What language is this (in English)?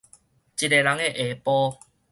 Min Nan Chinese